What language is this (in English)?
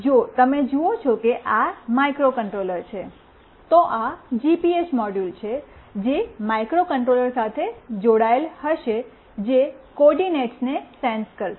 Gujarati